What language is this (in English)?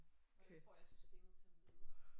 Danish